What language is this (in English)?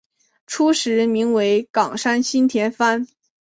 Chinese